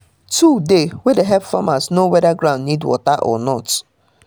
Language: Nigerian Pidgin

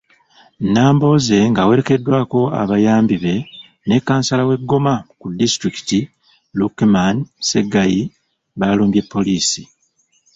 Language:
Ganda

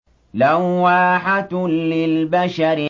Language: Arabic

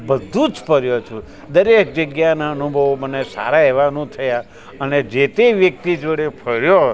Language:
Gujarati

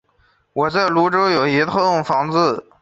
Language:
Chinese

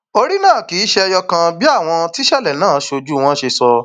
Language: Yoruba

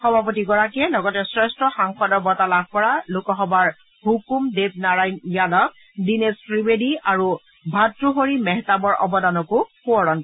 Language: Assamese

